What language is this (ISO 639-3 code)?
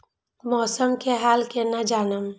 mai